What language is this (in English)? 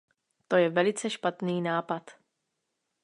Czech